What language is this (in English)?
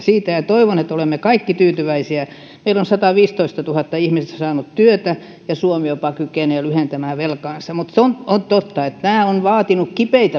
Finnish